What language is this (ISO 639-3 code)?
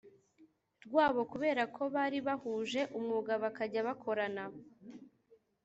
kin